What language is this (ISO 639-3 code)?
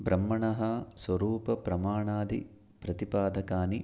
san